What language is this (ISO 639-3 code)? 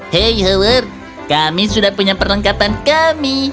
ind